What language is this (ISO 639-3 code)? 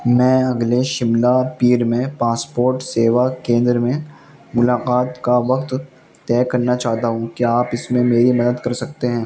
urd